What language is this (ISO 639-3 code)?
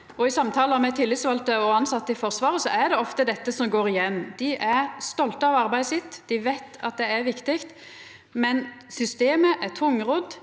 nor